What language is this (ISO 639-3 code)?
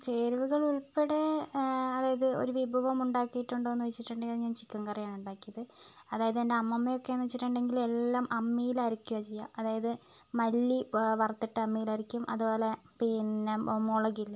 mal